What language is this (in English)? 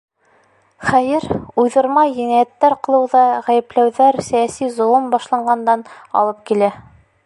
Bashkir